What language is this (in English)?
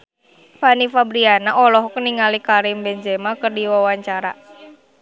Sundanese